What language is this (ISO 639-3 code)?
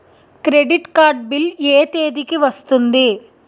tel